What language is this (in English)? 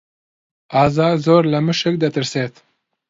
Central Kurdish